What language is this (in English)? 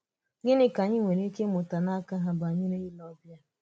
Igbo